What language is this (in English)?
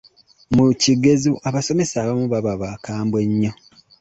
Ganda